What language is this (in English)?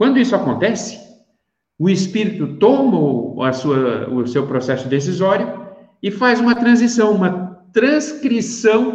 Portuguese